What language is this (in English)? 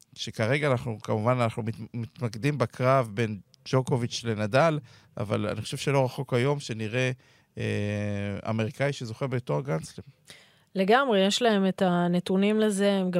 Hebrew